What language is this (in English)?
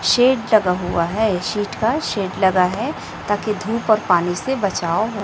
Hindi